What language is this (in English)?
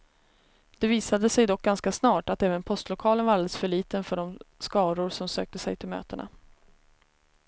Swedish